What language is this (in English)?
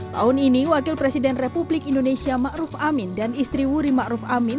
Indonesian